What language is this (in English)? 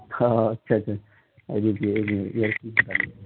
Urdu